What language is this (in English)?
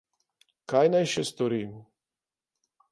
Slovenian